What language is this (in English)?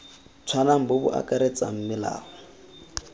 Tswana